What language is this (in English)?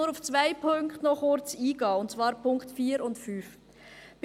Swiss German